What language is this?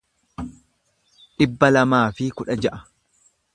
Oromo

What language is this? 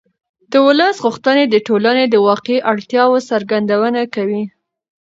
Pashto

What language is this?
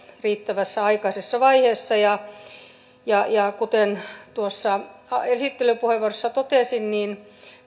Finnish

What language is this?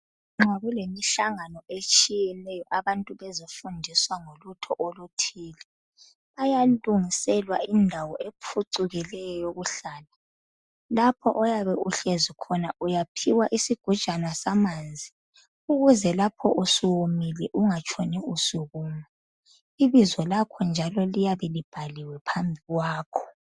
North Ndebele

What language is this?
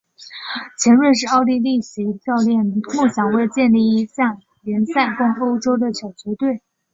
Chinese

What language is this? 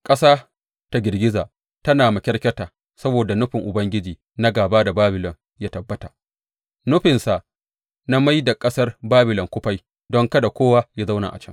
Hausa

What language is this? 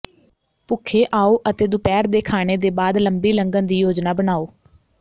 Punjabi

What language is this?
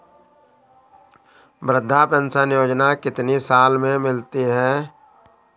Hindi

